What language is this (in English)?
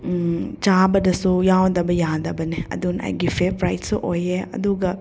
Manipuri